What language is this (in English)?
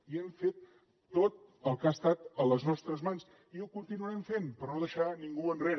Catalan